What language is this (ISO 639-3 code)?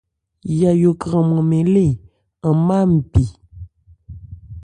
ebr